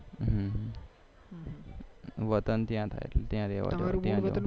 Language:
Gujarati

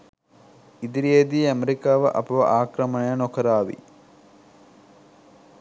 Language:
Sinhala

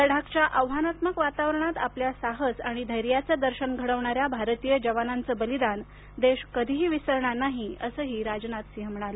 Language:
Marathi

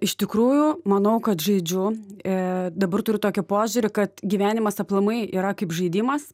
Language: Lithuanian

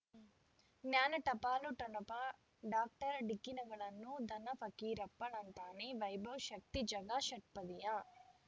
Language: Kannada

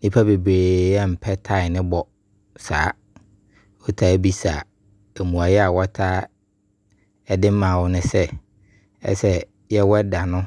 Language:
Abron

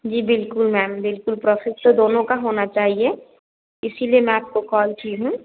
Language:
Hindi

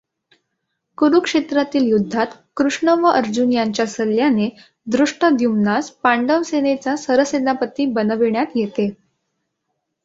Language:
Marathi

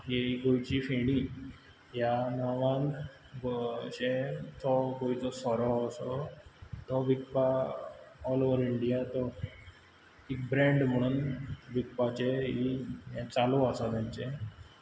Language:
Konkani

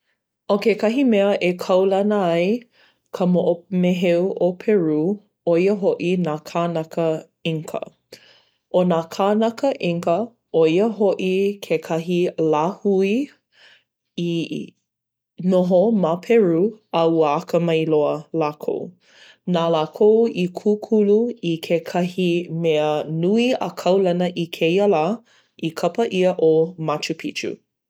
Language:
Hawaiian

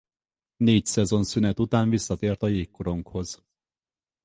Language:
Hungarian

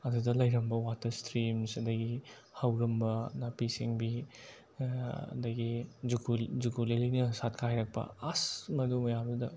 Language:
Manipuri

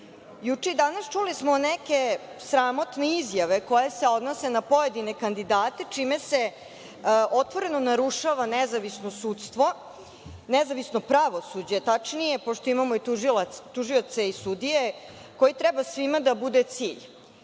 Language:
Serbian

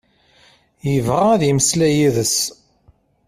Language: Kabyle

